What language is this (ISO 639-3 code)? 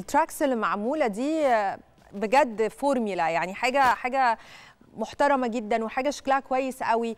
ara